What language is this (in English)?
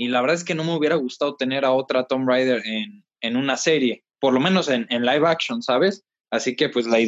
Spanish